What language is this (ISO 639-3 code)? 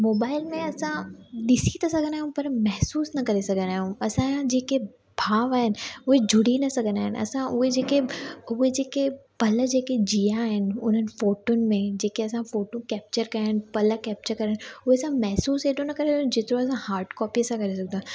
snd